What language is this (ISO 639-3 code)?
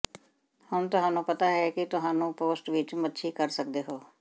pan